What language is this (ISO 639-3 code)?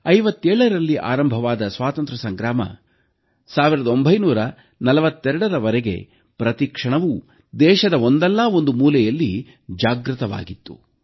kan